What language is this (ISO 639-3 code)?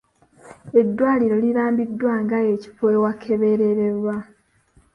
lug